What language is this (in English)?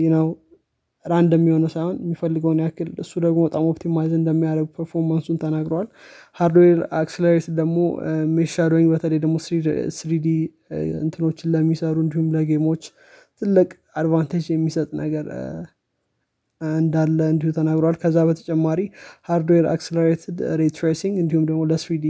Amharic